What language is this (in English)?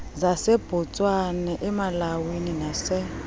Xhosa